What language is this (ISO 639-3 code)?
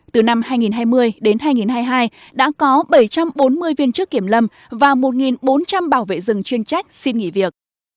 vie